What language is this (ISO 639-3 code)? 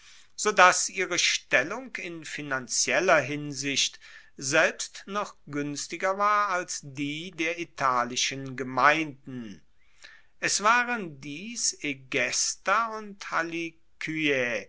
deu